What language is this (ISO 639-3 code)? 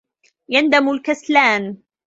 ara